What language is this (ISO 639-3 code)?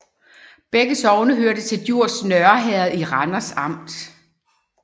dan